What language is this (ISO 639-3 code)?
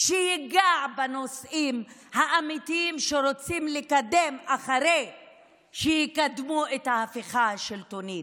heb